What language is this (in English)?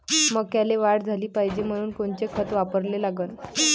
Marathi